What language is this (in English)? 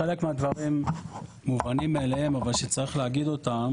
Hebrew